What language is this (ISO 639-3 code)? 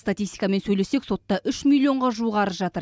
kaz